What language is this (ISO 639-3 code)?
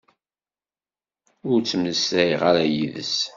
kab